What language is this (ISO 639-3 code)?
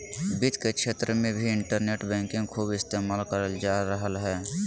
mag